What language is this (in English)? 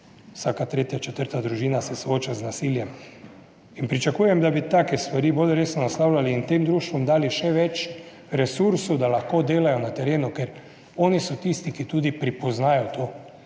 Slovenian